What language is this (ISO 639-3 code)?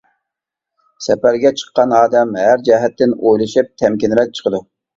uig